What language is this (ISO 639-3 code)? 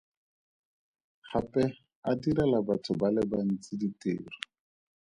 tsn